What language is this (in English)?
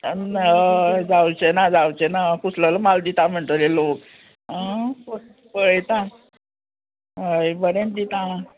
Konkani